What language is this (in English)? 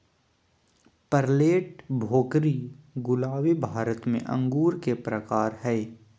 Magahi